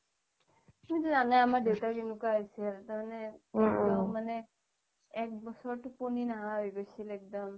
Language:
Assamese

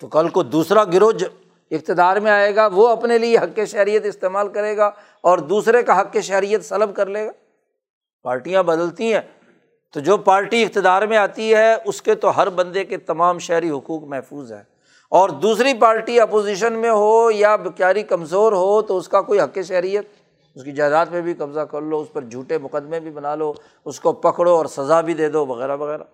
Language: Urdu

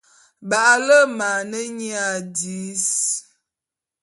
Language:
Bulu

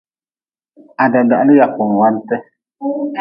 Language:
Nawdm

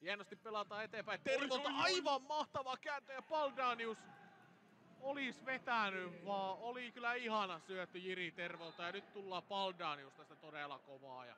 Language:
Finnish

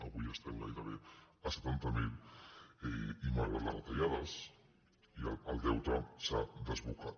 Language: Catalan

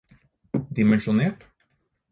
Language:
Norwegian Bokmål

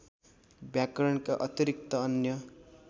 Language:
Nepali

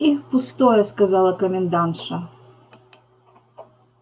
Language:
Russian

